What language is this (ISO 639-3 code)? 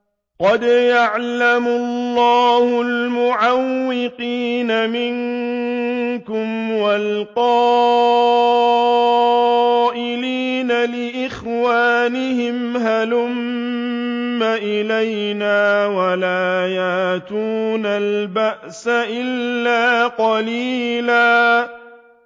ara